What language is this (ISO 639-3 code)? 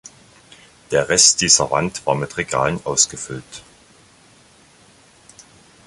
deu